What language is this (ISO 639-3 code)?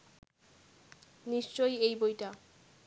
ben